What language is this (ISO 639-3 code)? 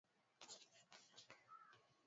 swa